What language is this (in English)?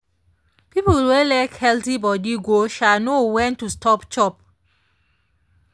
Nigerian Pidgin